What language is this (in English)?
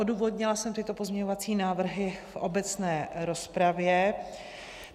Czech